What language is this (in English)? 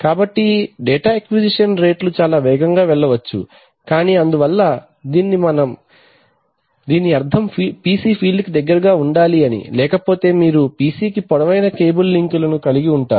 Telugu